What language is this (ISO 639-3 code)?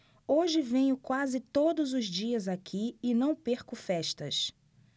por